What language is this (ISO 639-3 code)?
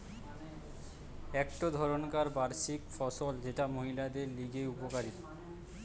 ben